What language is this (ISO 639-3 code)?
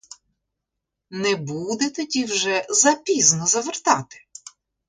ukr